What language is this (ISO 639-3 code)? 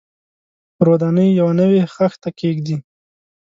pus